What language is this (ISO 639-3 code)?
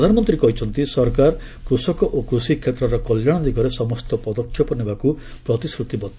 ori